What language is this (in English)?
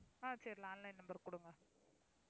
Tamil